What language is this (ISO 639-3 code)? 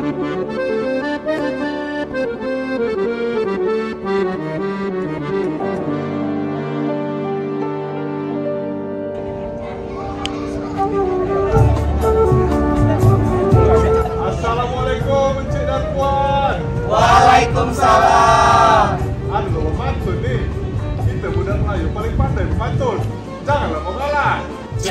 ind